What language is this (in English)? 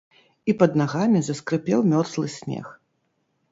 Belarusian